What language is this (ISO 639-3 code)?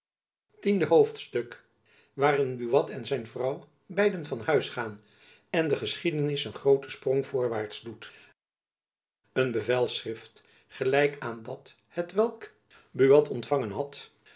nld